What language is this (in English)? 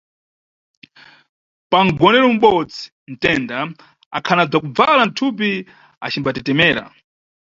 Nyungwe